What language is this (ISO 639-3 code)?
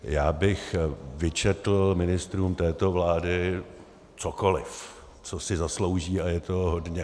ces